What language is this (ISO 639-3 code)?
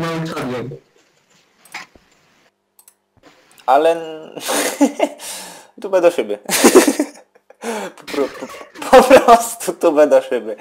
pol